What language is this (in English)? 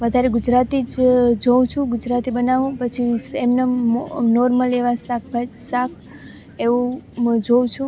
Gujarati